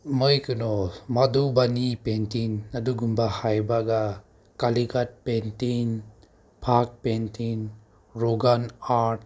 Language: Manipuri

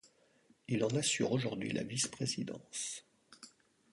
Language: French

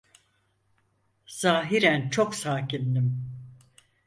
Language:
Turkish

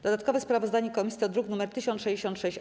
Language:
Polish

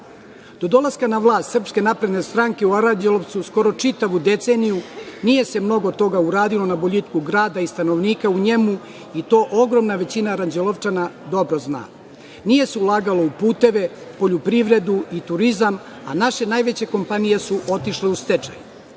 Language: Serbian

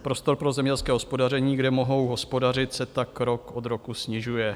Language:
Czech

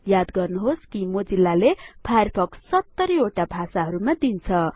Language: Nepali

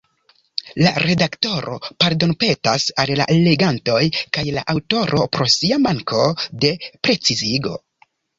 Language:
Esperanto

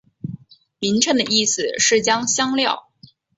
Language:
Chinese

